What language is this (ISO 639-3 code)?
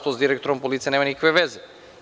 srp